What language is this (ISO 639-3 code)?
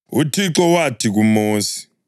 nde